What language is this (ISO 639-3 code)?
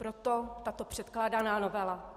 ces